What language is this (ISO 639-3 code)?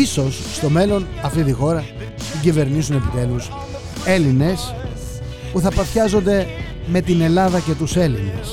ell